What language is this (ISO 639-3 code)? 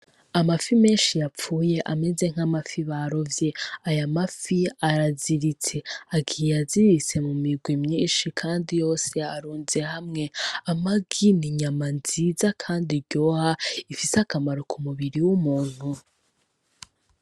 run